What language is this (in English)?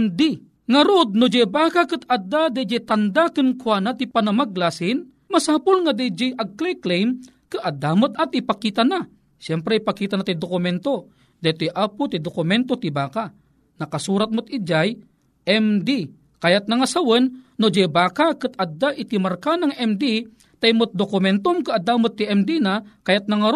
Filipino